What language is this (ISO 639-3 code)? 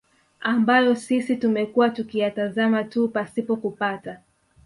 swa